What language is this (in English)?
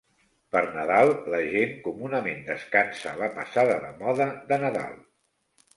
Catalan